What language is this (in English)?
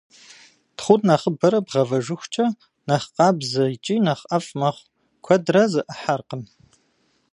Kabardian